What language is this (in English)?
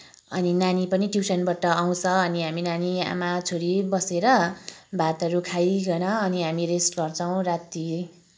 Nepali